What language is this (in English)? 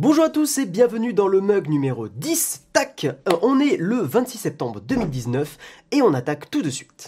French